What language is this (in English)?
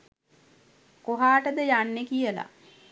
Sinhala